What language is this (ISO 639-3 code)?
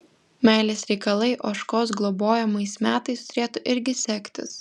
lit